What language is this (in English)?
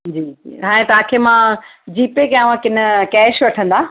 Sindhi